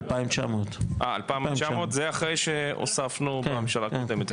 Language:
Hebrew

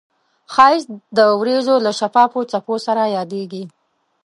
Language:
Pashto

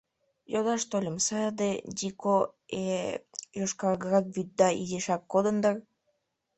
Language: Mari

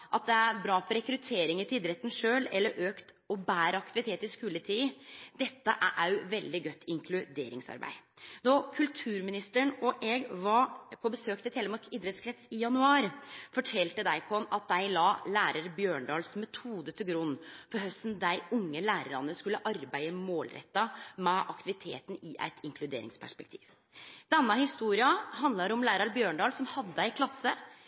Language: Norwegian Nynorsk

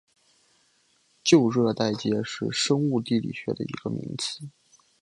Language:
Chinese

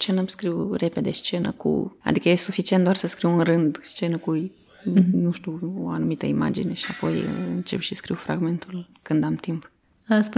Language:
Romanian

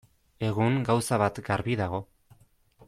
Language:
Basque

